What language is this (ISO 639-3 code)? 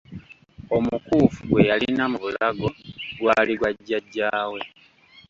lug